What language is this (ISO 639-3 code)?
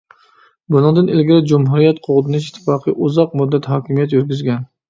uig